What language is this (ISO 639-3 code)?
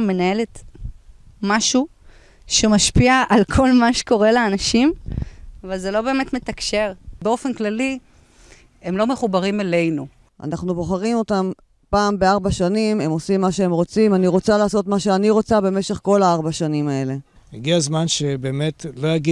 heb